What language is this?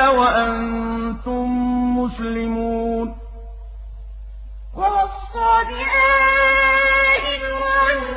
Arabic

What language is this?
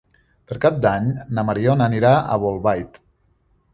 Catalan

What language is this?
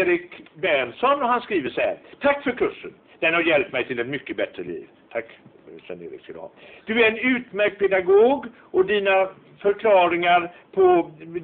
Swedish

